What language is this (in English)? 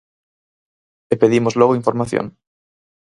Galician